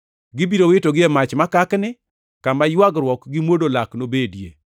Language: Luo (Kenya and Tanzania)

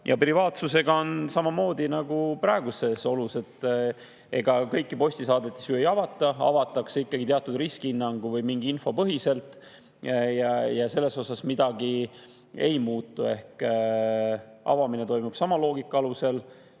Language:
Estonian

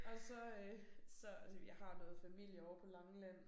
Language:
Danish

